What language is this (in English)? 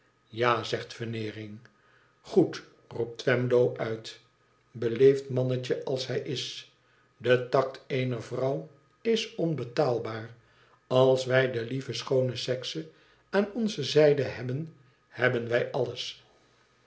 Dutch